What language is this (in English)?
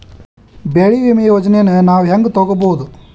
Kannada